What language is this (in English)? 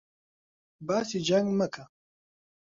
Central Kurdish